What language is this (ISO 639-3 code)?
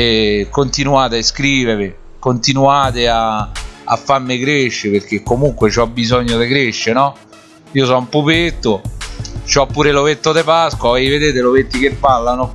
ita